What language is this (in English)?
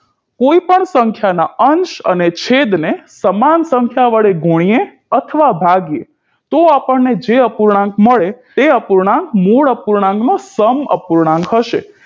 Gujarati